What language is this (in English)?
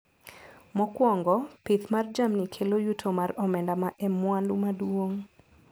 Luo (Kenya and Tanzania)